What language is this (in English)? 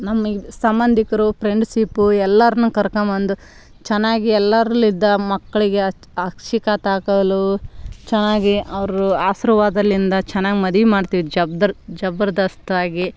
Kannada